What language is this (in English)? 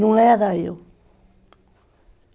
Portuguese